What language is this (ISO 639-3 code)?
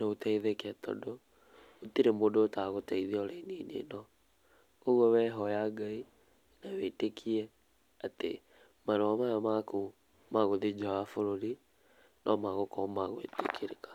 kik